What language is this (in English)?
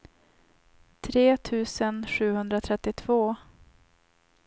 Swedish